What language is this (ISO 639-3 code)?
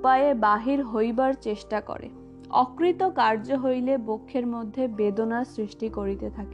ben